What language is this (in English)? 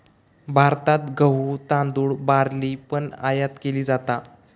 Marathi